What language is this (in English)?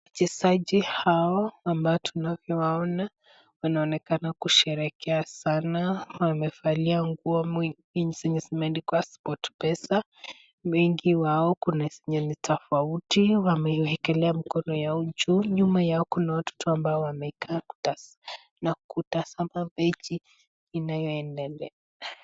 Swahili